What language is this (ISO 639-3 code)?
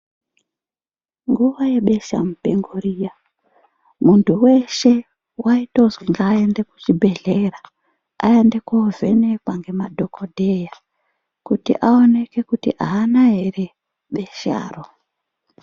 ndc